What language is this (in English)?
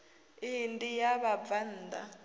Venda